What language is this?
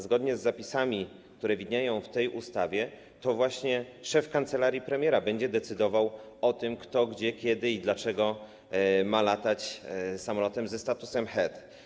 Polish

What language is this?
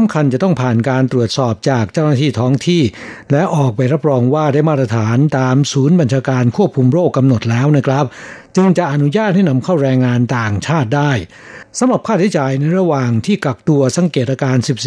Thai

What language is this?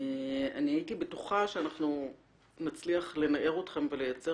Hebrew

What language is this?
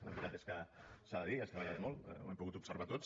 Catalan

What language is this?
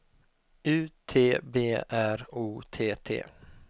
Swedish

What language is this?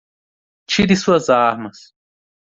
Portuguese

